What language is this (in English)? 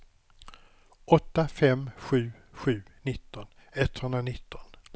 Swedish